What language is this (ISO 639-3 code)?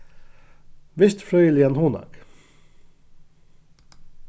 fao